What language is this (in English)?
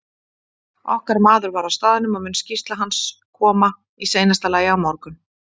Icelandic